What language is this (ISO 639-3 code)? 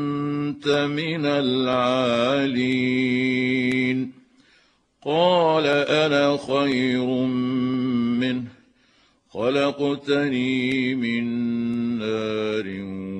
ara